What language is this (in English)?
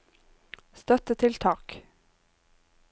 Norwegian